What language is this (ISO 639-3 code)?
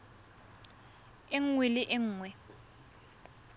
tsn